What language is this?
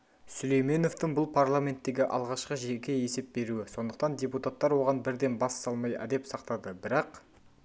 Kazakh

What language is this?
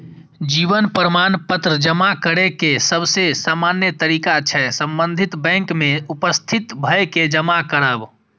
Maithili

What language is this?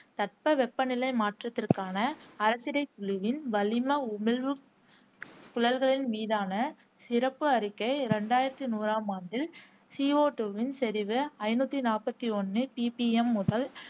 Tamil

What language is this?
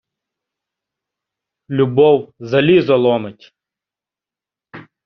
Ukrainian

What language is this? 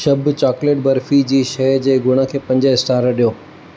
Sindhi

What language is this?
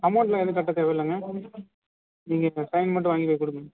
Tamil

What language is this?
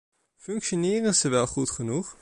Dutch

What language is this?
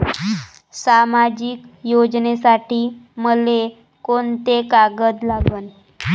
Marathi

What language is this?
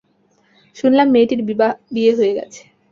Bangla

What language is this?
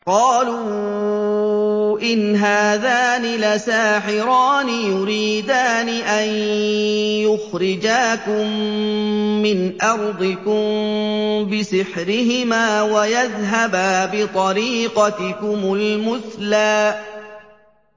Arabic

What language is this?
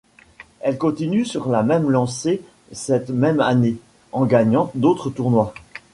French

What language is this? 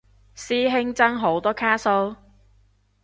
Cantonese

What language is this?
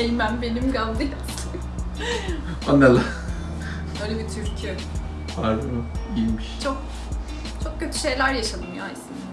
Turkish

